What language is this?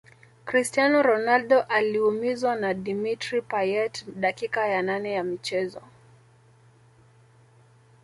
Swahili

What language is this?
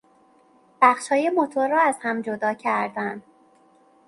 Persian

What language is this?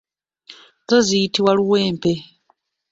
Ganda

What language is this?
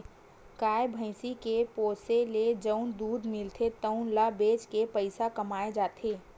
Chhattisgarhi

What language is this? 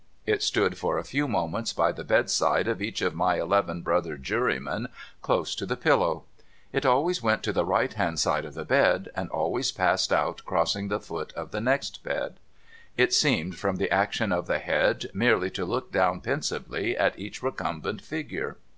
English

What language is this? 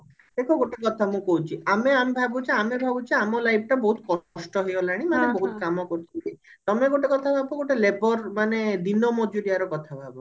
Odia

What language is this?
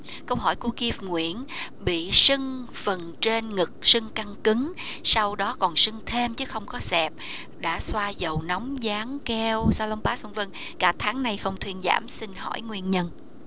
Vietnamese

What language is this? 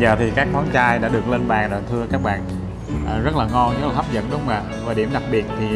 Vietnamese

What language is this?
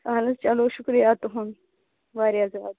Kashmiri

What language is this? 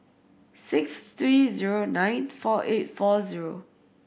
English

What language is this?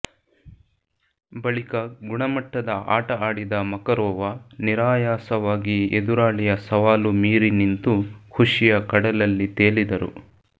Kannada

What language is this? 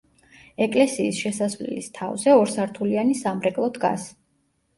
Georgian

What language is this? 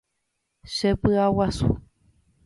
Guarani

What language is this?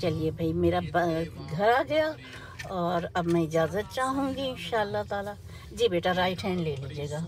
Hindi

